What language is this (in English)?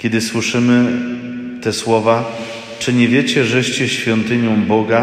Polish